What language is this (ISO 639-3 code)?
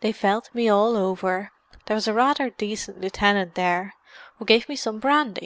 eng